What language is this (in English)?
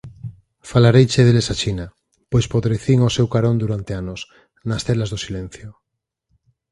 Galician